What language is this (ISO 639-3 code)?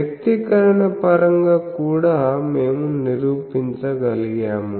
tel